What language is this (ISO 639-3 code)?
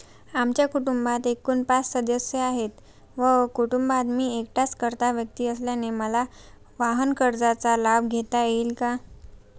mar